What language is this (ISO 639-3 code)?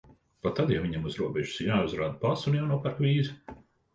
lav